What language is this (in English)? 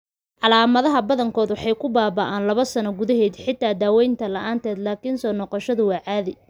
Somali